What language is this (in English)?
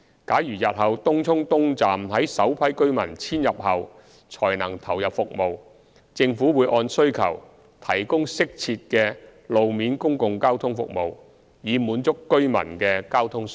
Cantonese